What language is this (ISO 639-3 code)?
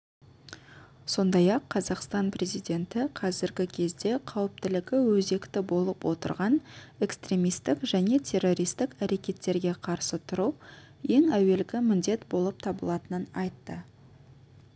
kaz